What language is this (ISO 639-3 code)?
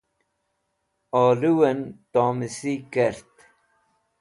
wbl